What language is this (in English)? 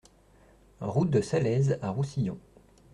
French